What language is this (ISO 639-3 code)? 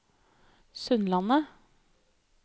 nor